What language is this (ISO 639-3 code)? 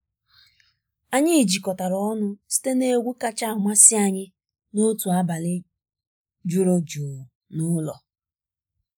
ibo